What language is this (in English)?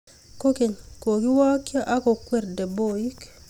Kalenjin